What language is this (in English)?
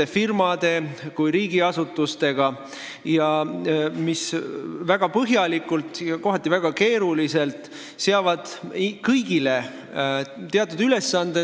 Estonian